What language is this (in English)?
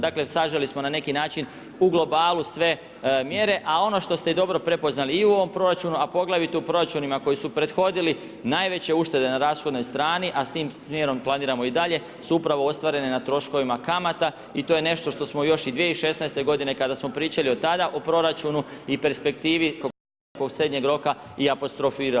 Croatian